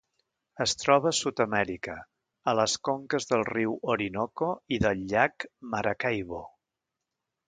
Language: Catalan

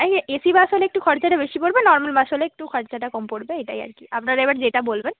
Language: Bangla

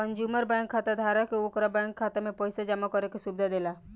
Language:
Bhojpuri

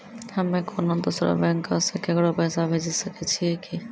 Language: Maithili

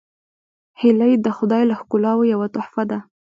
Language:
Pashto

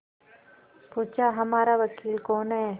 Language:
Hindi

